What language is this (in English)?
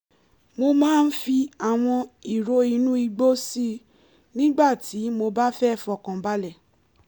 Yoruba